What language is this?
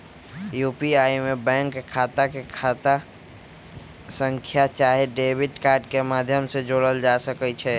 Magahi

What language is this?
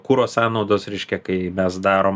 Lithuanian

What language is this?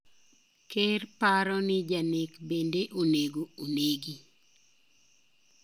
Luo (Kenya and Tanzania)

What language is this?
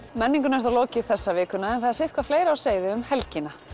Icelandic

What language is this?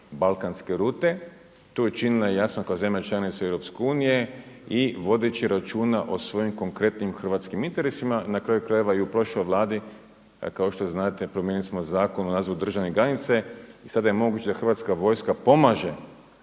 Croatian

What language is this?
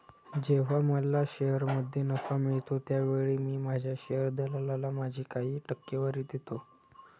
Marathi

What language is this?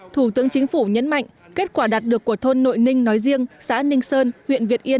Vietnamese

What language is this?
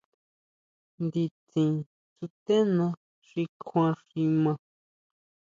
Huautla Mazatec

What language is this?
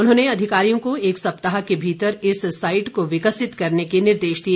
Hindi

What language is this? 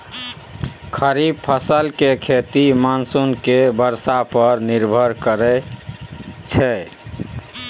Maithili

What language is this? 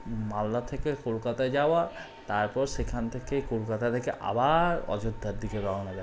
Bangla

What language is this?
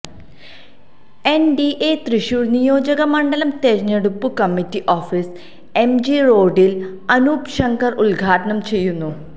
Malayalam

